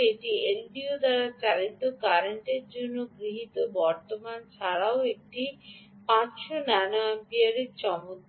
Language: Bangla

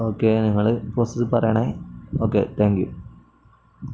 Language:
Malayalam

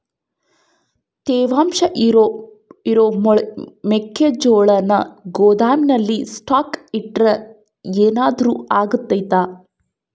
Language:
Kannada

